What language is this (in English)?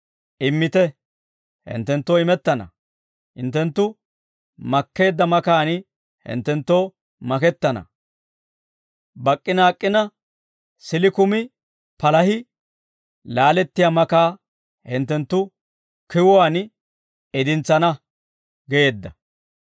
Dawro